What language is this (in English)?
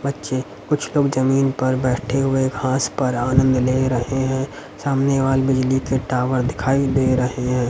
Hindi